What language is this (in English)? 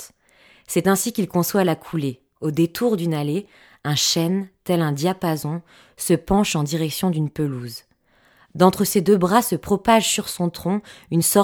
French